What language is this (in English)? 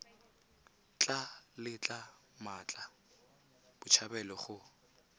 Tswana